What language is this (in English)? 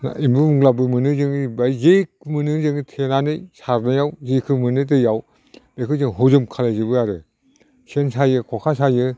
Bodo